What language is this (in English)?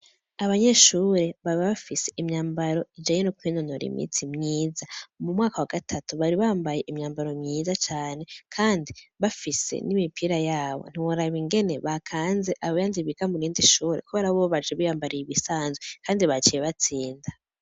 Rundi